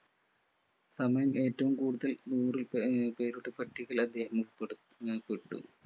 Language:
Malayalam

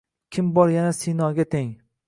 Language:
Uzbek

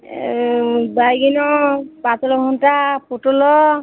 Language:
Odia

